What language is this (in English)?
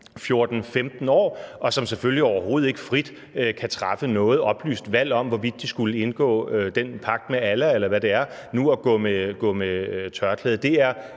Danish